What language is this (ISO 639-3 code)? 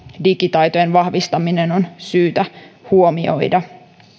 fin